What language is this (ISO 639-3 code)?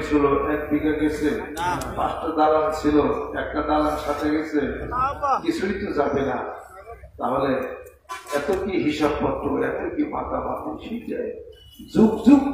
ara